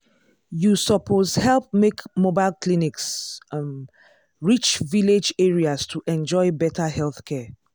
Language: Nigerian Pidgin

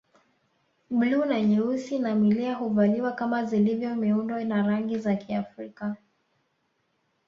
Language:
Swahili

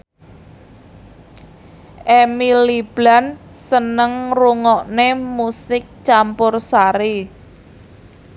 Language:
Javanese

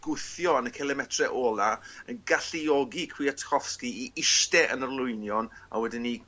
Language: Welsh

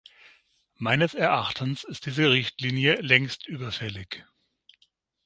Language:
German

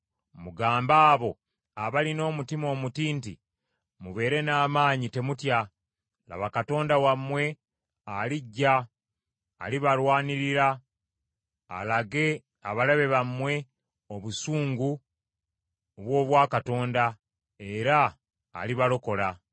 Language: Ganda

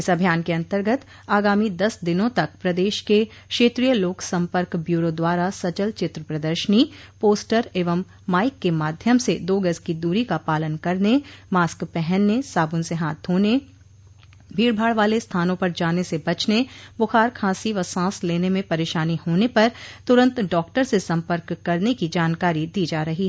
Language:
Hindi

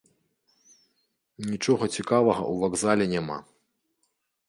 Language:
Belarusian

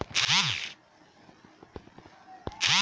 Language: Bhojpuri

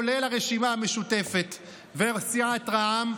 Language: Hebrew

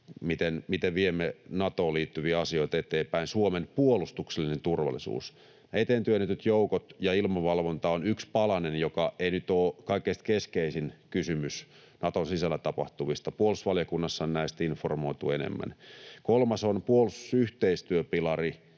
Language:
Finnish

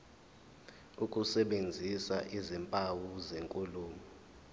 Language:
Zulu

